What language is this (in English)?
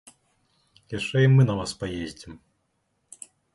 Belarusian